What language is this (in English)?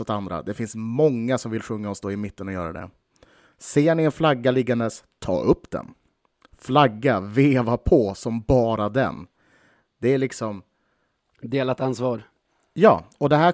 Swedish